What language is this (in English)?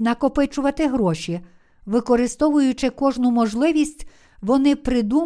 Ukrainian